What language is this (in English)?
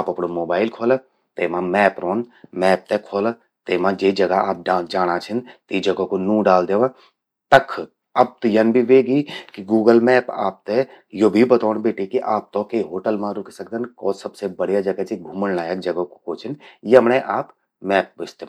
Garhwali